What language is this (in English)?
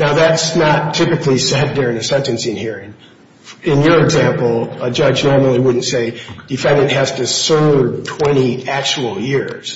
English